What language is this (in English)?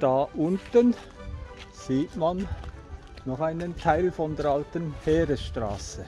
German